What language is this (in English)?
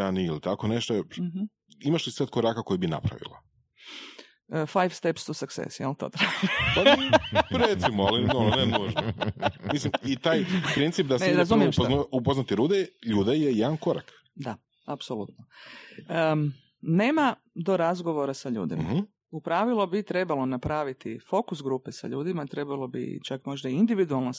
Croatian